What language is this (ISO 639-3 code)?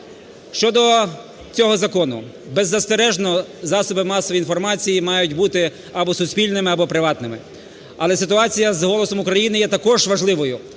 ukr